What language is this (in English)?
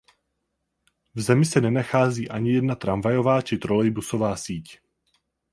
Czech